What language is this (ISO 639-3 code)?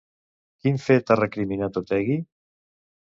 cat